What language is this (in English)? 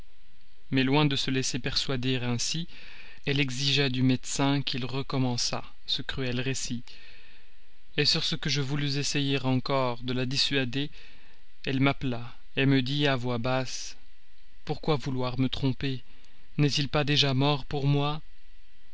French